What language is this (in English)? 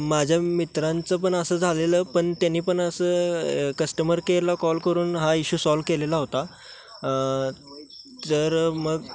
Marathi